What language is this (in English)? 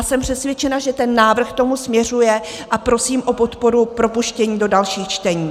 Czech